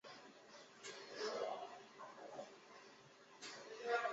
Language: Chinese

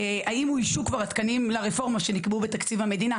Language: Hebrew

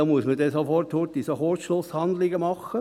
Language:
Swiss German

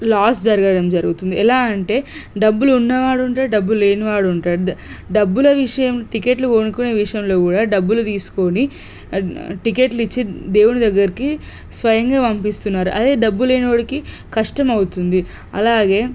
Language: Telugu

